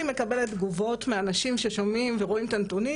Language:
Hebrew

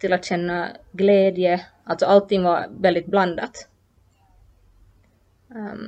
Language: Swedish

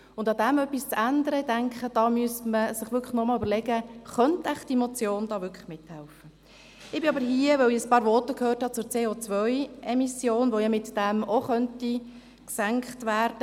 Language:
Swiss German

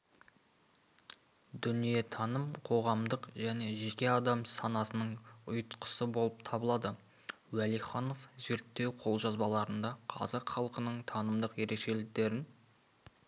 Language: Kazakh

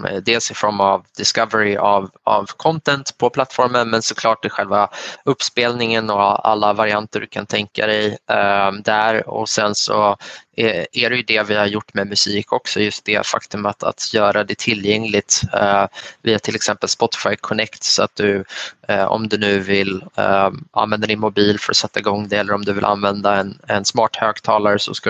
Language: Swedish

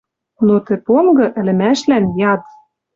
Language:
Western Mari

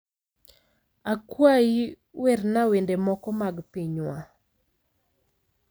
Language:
Luo (Kenya and Tanzania)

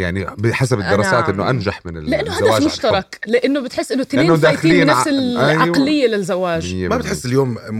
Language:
Arabic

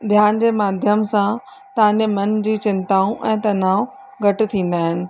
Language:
Sindhi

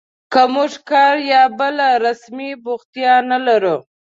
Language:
Pashto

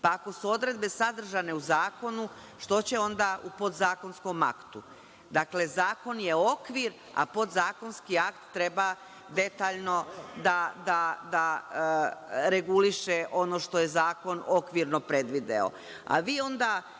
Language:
Serbian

